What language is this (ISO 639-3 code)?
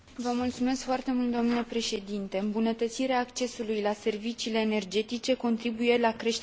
ron